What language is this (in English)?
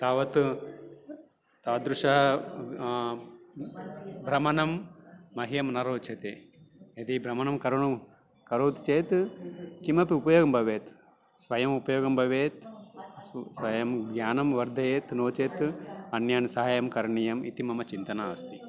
Sanskrit